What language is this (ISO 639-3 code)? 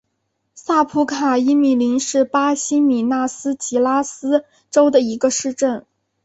zho